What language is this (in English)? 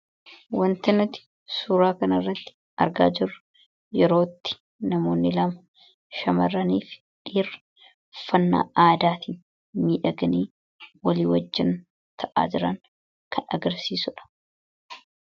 Oromo